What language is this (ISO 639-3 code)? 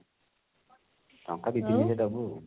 ori